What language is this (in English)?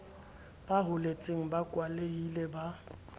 Southern Sotho